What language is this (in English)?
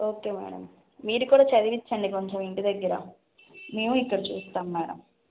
Telugu